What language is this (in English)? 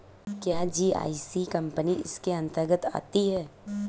Hindi